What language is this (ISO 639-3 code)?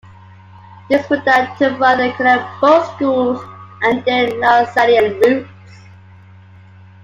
eng